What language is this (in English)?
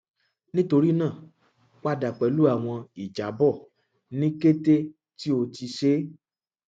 Yoruba